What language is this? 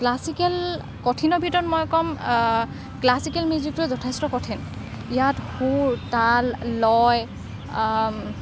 Assamese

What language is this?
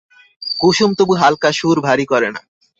Bangla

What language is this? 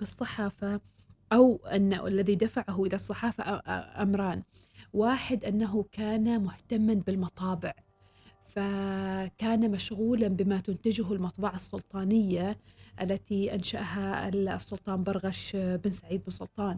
Arabic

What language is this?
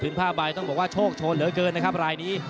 Thai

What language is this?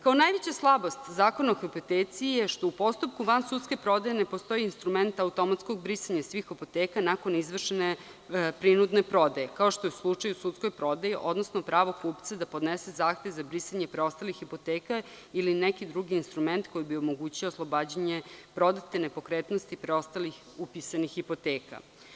Serbian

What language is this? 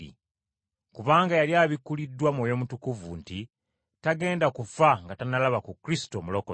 Ganda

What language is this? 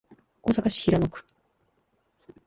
Japanese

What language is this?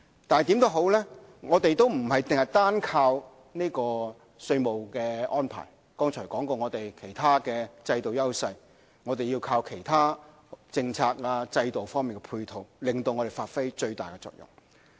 Cantonese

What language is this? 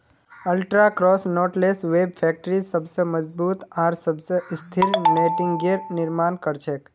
Magahi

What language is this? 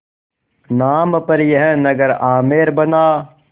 Hindi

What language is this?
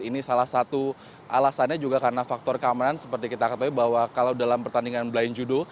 Indonesian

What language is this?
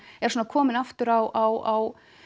Icelandic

